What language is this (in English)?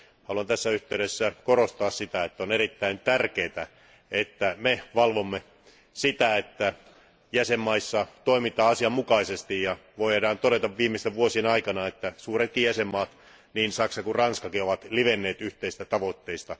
Finnish